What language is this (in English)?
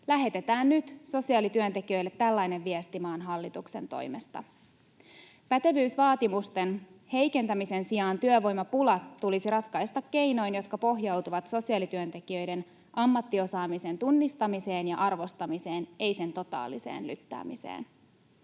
Finnish